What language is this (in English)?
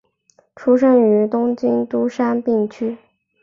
Chinese